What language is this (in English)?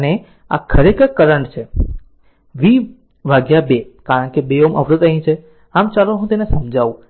Gujarati